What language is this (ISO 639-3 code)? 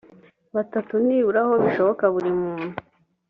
kin